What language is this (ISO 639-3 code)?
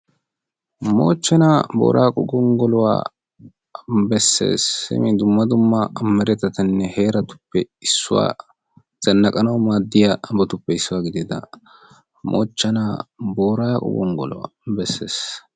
wal